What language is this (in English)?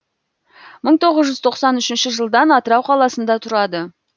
Kazakh